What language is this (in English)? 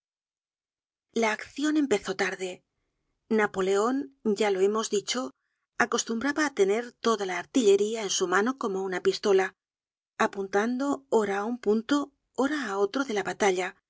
Spanish